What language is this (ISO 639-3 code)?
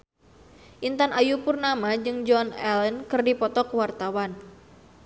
sun